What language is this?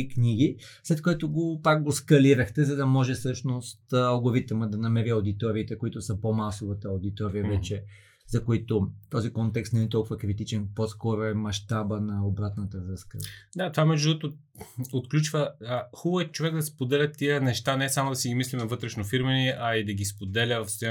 Bulgarian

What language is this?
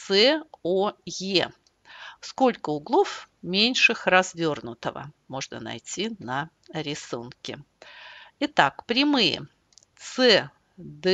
Russian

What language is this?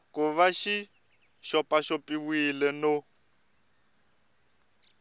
Tsonga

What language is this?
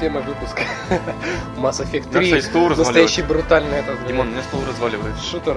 Russian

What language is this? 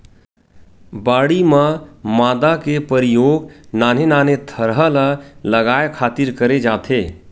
Chhattisgarhi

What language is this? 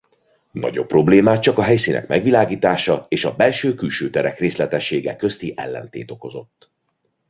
Hungarian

